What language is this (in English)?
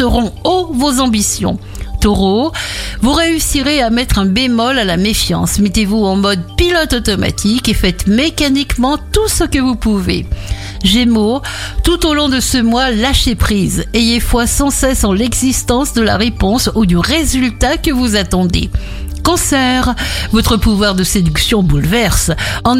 French